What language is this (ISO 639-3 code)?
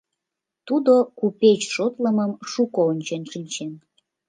chm